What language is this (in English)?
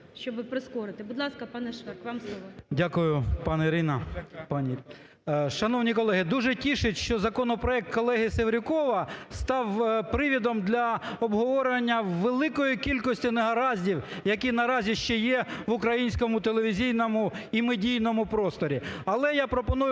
Ukrainian